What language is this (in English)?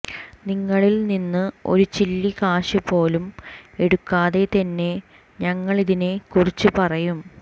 Malayalam